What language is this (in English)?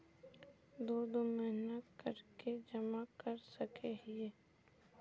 Magahi